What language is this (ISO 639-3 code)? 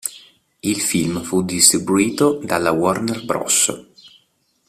ita